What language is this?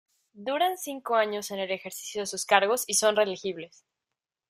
Spanish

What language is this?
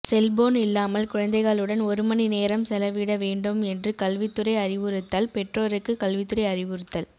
Tamil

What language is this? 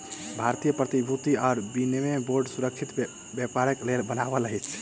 Maithili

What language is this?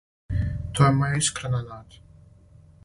Serbian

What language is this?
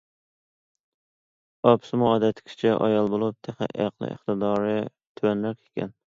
Uyghur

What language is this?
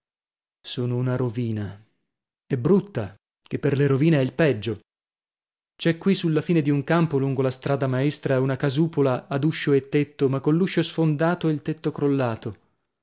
Italian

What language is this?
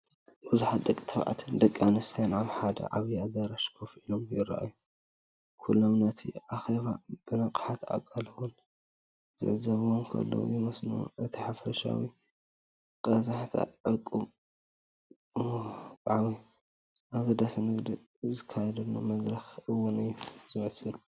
Tigrinya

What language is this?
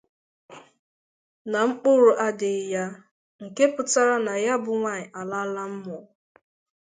Igbo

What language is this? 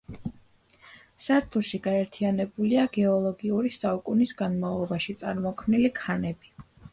Georgian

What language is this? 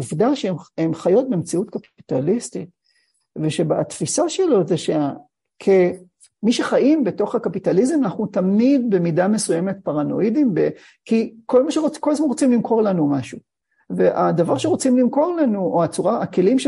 Hebrew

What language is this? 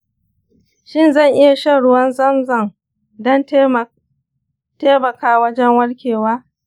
Hausa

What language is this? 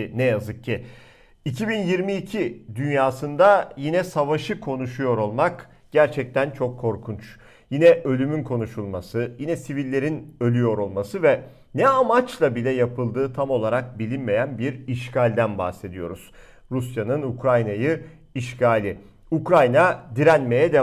Turkish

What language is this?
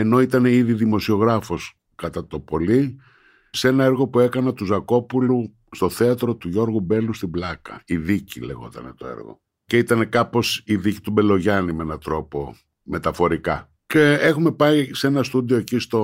Greek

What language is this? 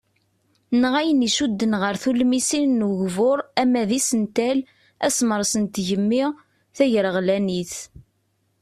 Kabyle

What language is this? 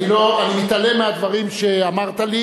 Hebrew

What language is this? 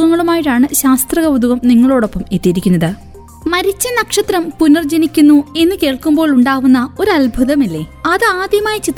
Malayalam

